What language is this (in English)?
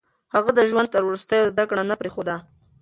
Pashto